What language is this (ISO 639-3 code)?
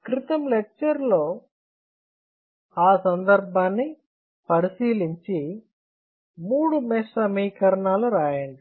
tel